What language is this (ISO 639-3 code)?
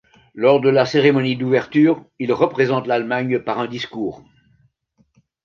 fra